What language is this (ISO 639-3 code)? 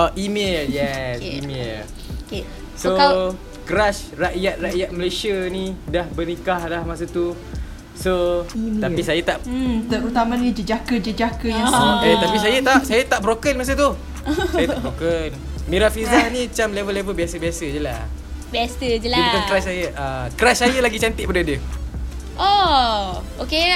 msa